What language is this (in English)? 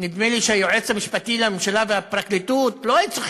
Hebrew